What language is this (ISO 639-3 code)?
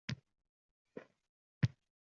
uzb